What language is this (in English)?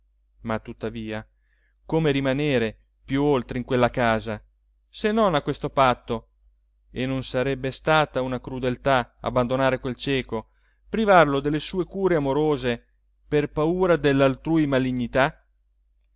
Italian